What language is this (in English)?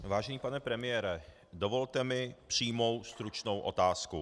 Czech